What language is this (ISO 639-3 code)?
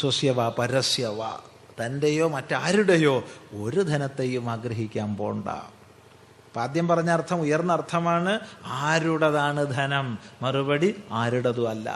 mal